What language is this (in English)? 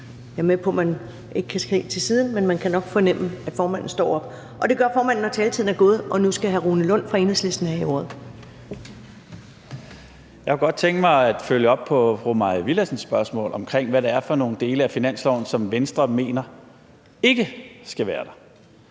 Danish